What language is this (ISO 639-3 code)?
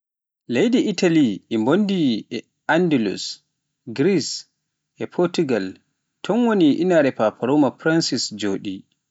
fuf